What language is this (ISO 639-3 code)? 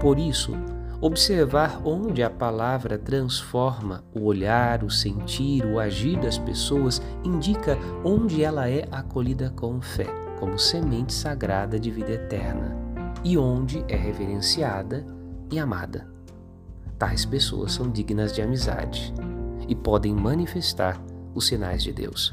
por